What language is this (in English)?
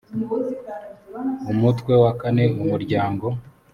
Kinyarwanda